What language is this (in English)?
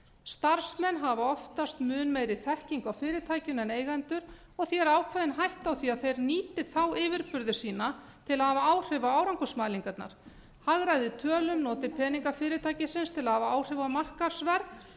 Icelandic